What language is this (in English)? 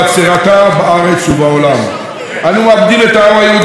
Hebrew